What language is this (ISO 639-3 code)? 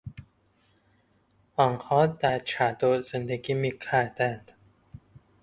fas